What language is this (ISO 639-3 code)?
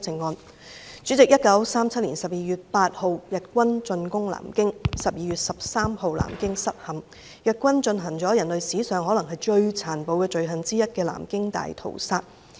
yue